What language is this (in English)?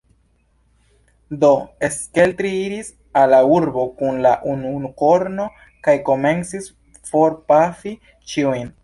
Esperanto